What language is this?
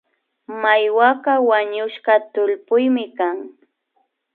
Imbabura Highland Quichua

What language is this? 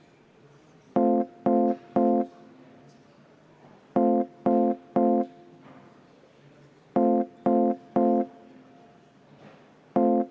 Estonian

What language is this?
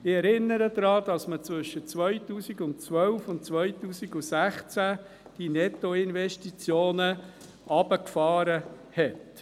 Swiss German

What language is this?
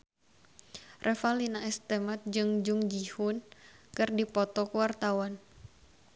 Sundanese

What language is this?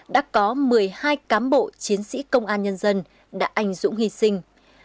Vietnamese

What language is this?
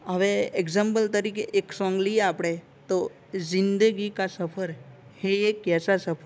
Gujarati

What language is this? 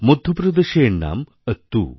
Bangla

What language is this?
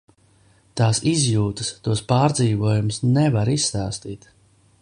Latvian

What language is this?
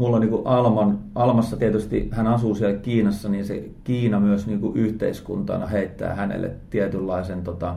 Finnish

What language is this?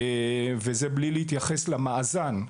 Hebrew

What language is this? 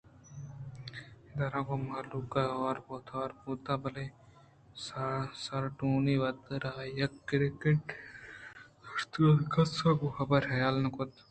Eastern Balochi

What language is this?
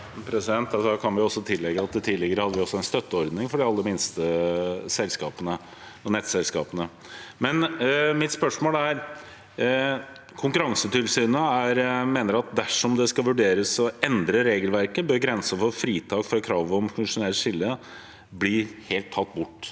Norwegian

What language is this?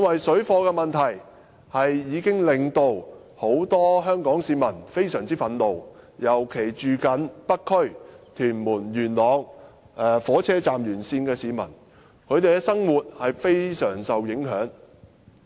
Cantonese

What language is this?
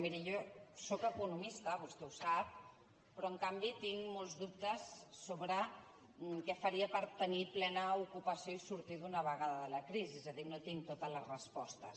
Catalan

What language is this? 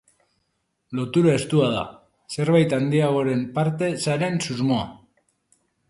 Basque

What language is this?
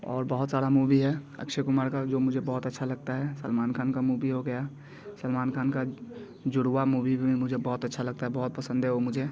Hindi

